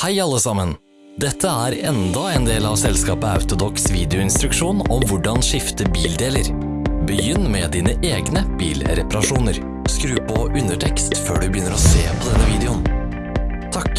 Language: Norwegian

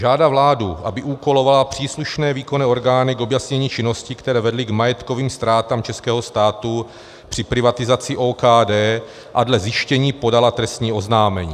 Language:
Czech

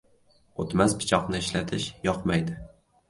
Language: Uzbek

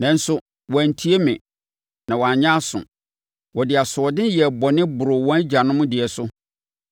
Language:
Akan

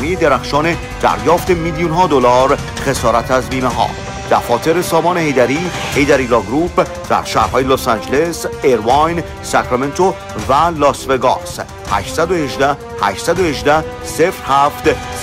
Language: Persian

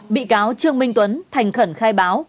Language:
Vietnamese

